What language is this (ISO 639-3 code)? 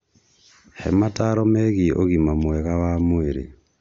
kik